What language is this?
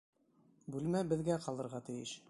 Bashkir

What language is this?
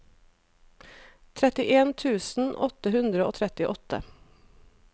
Norwegian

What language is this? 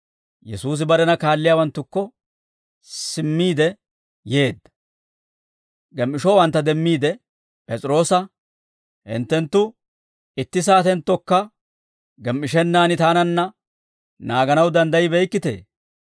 Dawro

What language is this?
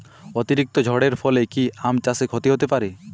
Bangla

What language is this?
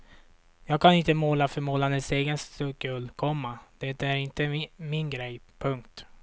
Swedish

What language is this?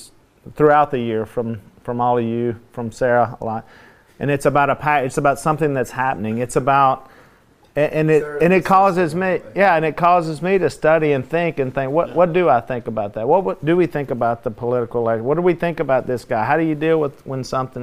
English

